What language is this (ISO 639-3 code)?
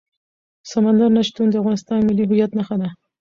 pus